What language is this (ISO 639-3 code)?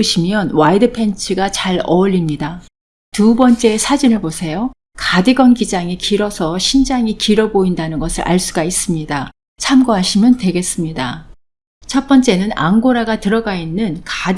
kor